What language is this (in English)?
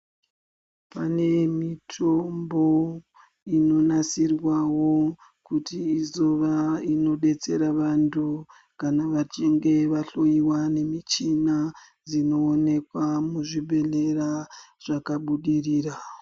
Ndau